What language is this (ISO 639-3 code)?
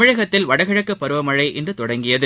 tam